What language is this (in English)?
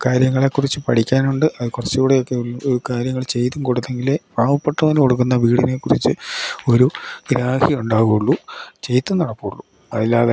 Malayalam